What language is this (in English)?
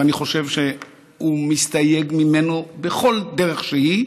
Hebrew